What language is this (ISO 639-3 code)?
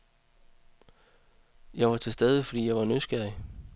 dan